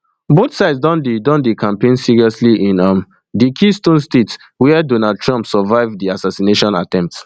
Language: Nigerian Pidgin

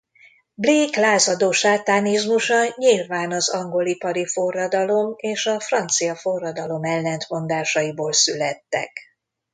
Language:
Hungarian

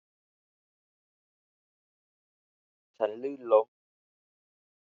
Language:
Thai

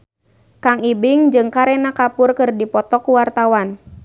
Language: Sundanese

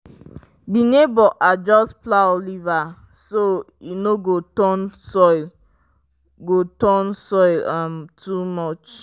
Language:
Nigerian Pidgin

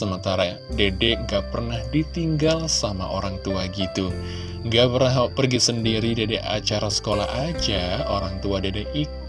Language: Indonesian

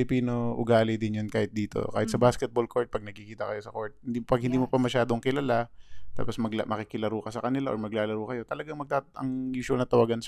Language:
Filipino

